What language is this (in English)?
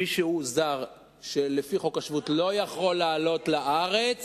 Hebrew